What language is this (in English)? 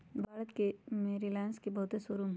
Magahi